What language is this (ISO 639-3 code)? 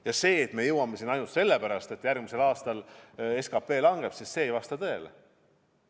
est